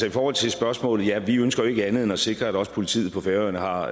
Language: Danish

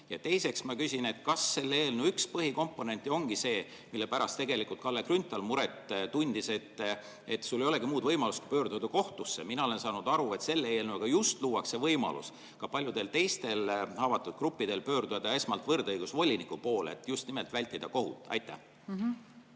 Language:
Estonian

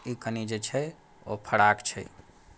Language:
Maithili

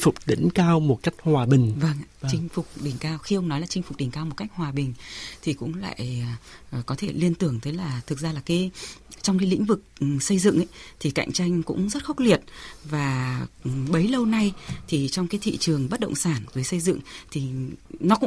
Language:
Vietnamese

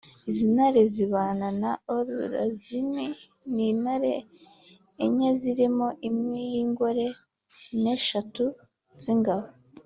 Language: Kinyarwanda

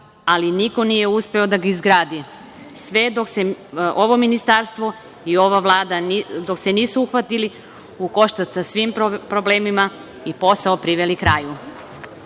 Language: Serbian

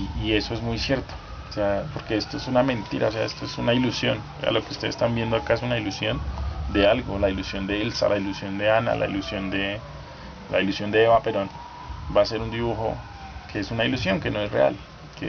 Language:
Spanish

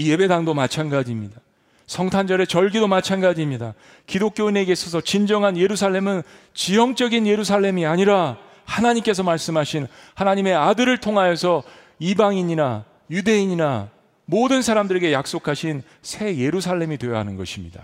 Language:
Korean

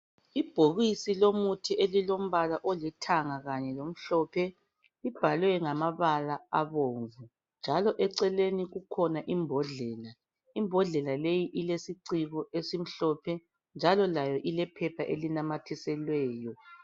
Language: North Ndebele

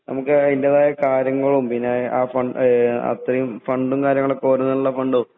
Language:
Malayalam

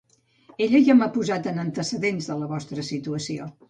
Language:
Catalan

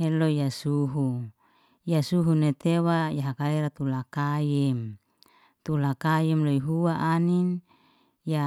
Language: Liana-Seti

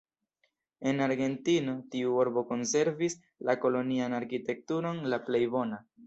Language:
Esperanto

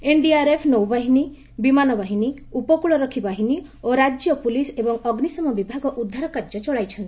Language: Odia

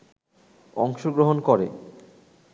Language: Bangla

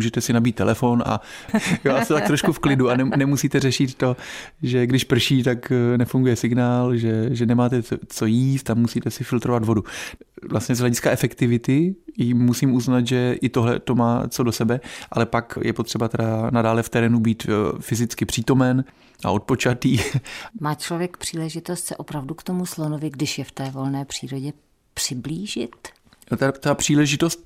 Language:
Czech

